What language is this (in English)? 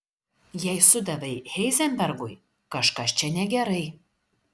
Lithuanian